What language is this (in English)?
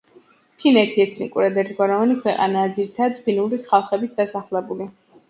Georgian